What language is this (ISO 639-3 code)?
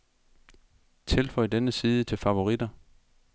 dan